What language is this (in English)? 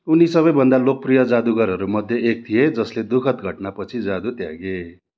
Nepali